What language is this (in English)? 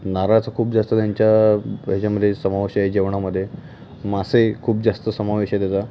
Marathi